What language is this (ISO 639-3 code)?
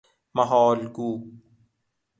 fas